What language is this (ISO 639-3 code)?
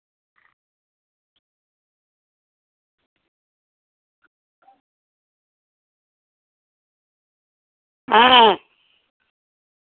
sat